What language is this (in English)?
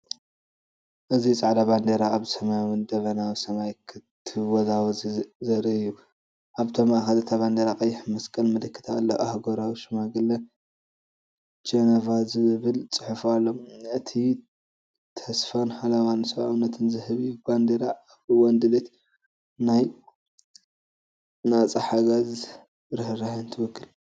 Tigrinya